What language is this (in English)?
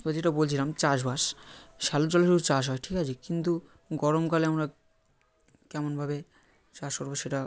Bangla